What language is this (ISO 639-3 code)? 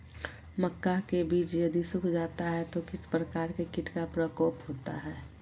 mag